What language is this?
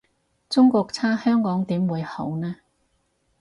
Cantonese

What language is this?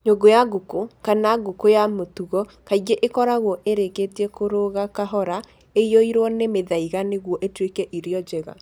Kikuyu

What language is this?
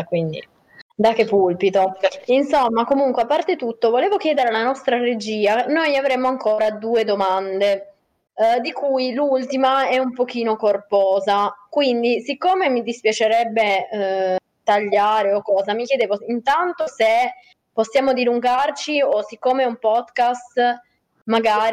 Italian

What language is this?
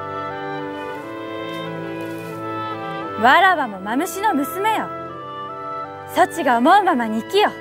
Japanese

